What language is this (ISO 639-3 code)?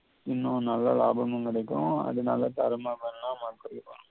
tam